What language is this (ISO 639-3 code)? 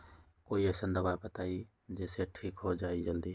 mag